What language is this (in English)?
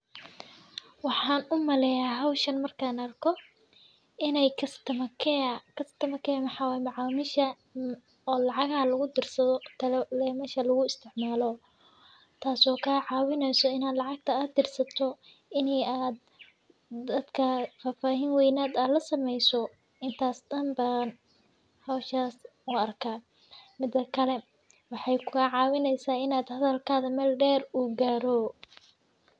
Somali